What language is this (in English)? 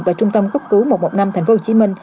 Vietnamese